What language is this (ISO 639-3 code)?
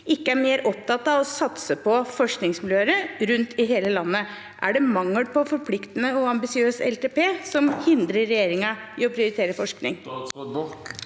nor